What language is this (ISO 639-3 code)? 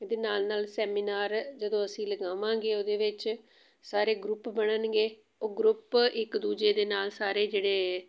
pan